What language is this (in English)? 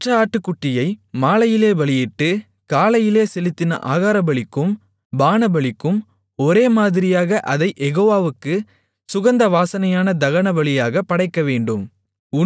Tamil